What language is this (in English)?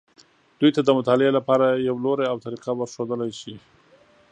Pashto